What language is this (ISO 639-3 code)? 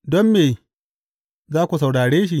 hau